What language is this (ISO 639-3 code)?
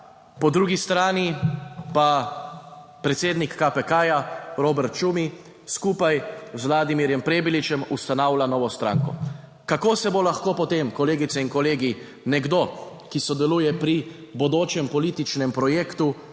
slv